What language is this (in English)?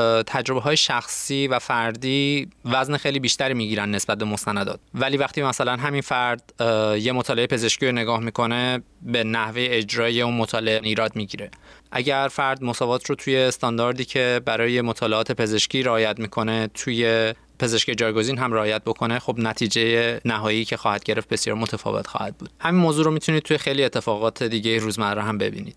Persian